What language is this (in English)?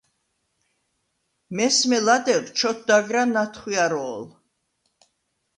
Svan